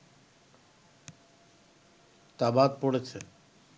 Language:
Bangla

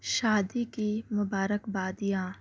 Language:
Urdu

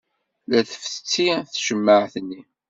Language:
Kabyle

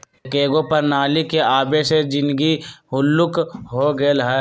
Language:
Magahi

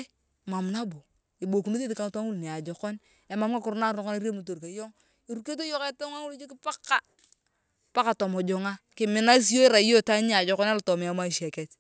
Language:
Turkana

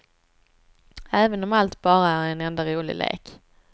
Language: Swedish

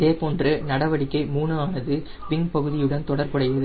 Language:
Tamil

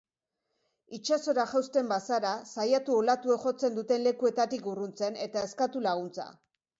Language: Basque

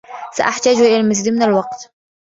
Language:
Arabic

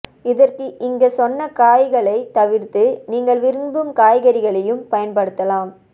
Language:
Tamil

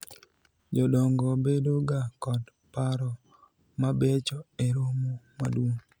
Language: Luo (Kenya and Tanzania)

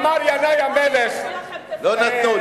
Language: Hebrew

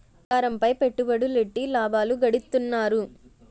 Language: Telugu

